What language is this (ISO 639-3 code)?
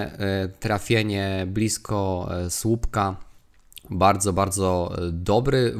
pol